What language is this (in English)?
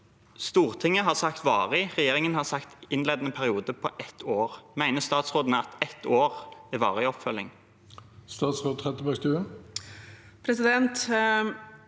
Norwegian